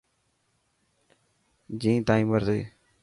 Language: Dhatki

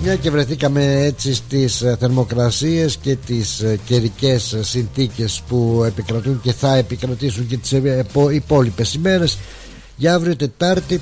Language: Greek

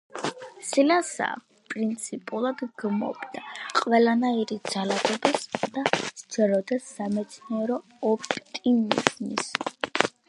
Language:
Georgian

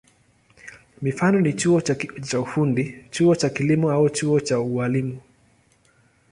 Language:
Swahili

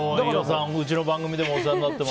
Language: Japanese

